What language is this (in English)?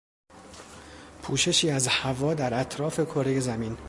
Persian